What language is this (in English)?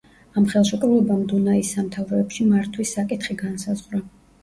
Georgian